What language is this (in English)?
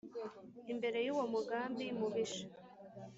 Kinyarwanda